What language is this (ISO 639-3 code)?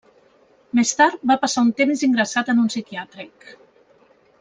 cat